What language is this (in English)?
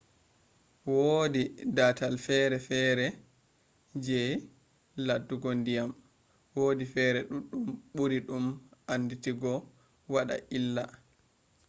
Fula